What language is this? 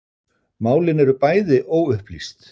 Icelandic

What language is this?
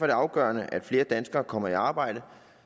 Danish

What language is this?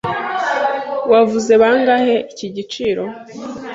Kinyarwanda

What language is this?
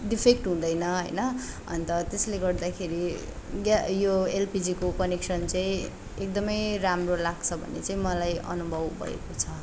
Nepali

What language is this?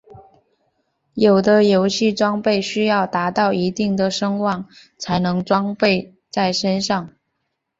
Chinese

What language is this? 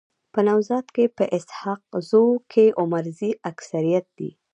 Pashto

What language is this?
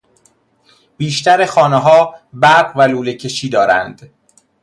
Persian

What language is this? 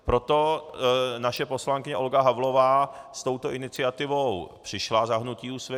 Czech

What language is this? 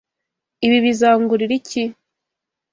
Kinyarwanda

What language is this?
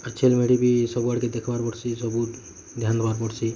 Odia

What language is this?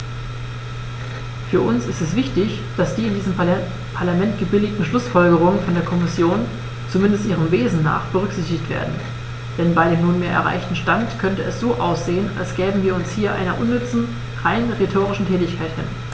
German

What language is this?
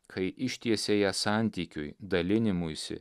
Lithuanian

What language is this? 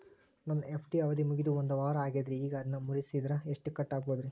Kannada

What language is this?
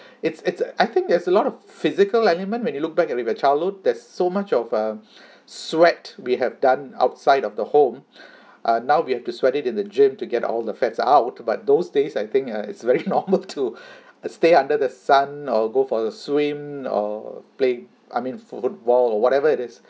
English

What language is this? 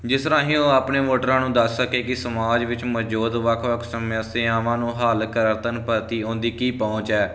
Punjabi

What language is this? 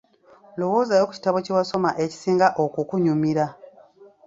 Ganda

